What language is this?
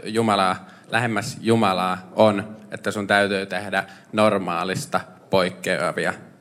Finnish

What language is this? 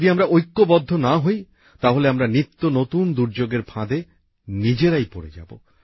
Bangla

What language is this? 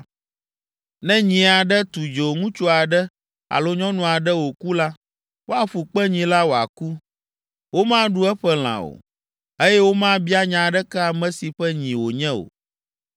Ewe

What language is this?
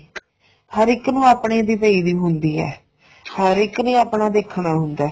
Punjabi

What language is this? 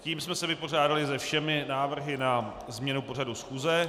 Czech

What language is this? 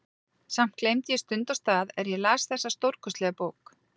Icelandic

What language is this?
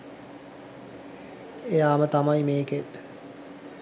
Sinhala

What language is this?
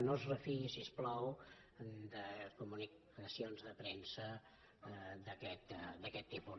Catalan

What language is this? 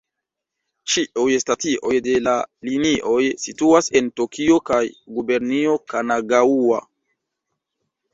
Esperanto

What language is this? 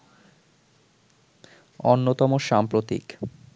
Bangla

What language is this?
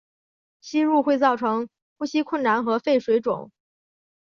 Chinese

